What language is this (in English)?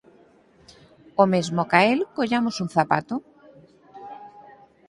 Galician